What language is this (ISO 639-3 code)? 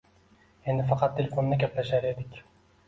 uzb